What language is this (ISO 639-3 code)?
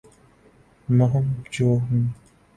urd